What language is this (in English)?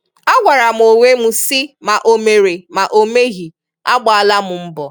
Igbo